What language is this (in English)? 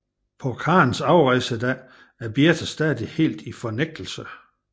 Danish